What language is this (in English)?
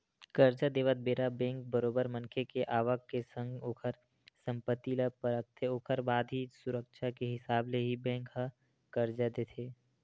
Chhattisgarhi